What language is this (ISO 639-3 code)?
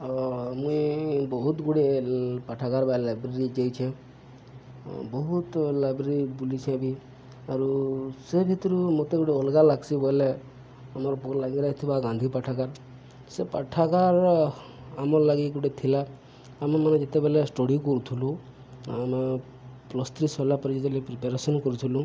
ori